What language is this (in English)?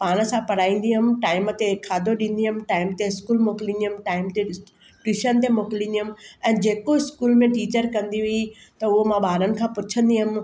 Sindhi